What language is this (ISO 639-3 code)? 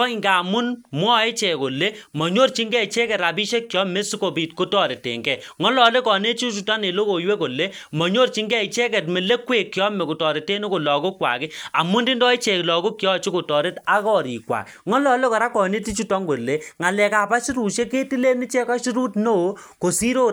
kln